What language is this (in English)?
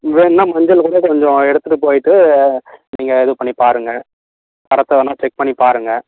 Tamil